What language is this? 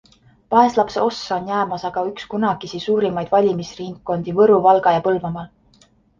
Estonian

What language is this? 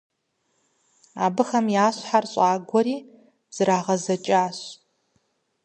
Kabardian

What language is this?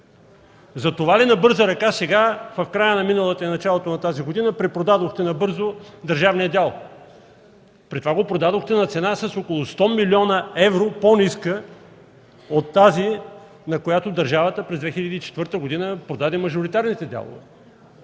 Bulgarian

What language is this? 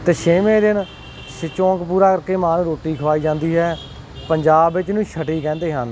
Punjabi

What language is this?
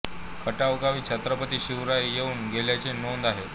Marathi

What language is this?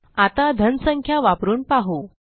Marathi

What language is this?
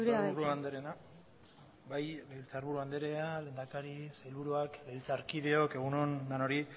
Basque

